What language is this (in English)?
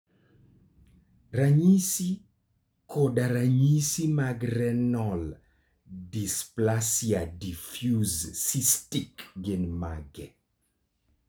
Luo (Kenya and Tanzania)